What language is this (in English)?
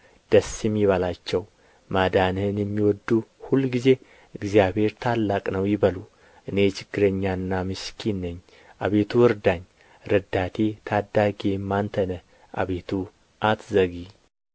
Amharic